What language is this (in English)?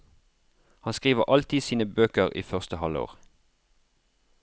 Norwegian